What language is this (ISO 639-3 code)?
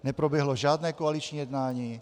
ces